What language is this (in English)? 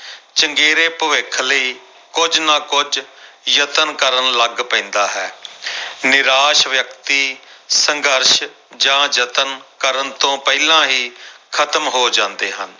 Punjabi